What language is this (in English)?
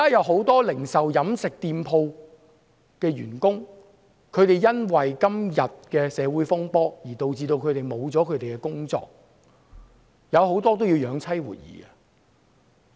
Cantonese